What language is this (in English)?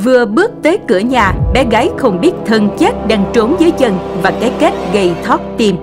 Vietnamese